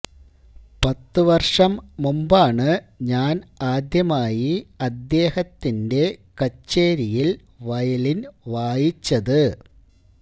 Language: Malayalam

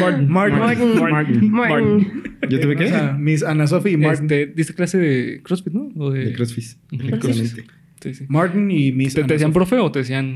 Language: Spanish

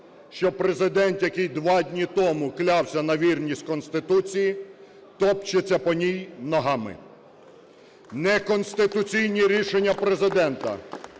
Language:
Ukrainian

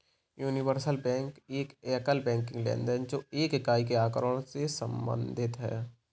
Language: Hindi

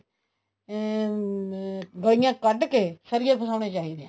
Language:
Punjabi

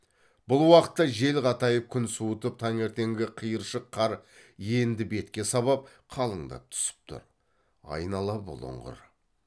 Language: Kazakh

